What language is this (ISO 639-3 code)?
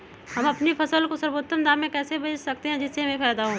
mag